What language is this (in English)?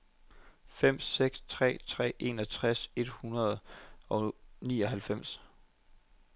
Danish